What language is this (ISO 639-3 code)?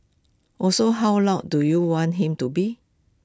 eng